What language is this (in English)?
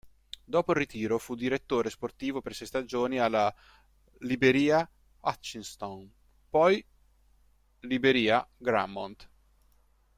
Italian